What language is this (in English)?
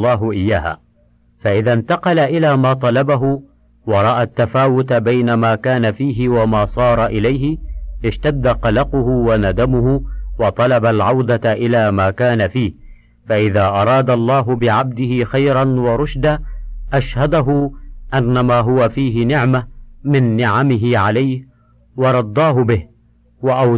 Arabic